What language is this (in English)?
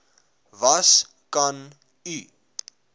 Afrikaans